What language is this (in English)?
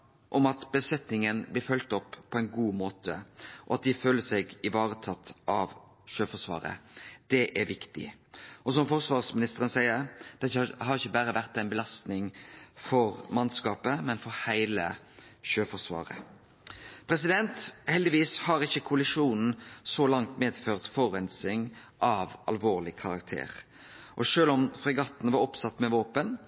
Norwegian Nynorsk